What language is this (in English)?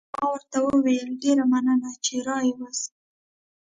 Pashto